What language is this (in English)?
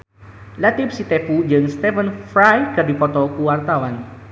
Sundanese